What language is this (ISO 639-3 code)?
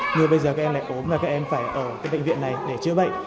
vie